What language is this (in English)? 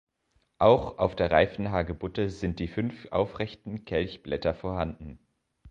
German